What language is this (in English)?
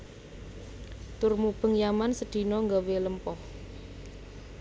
Javanese